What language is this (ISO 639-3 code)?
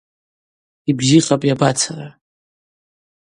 abq